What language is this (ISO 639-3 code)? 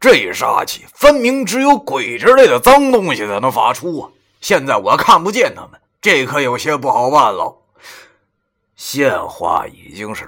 zho